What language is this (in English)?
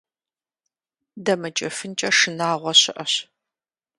Kabardian